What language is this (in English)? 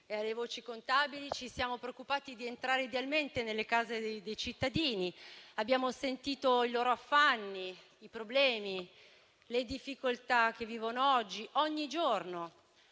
Italian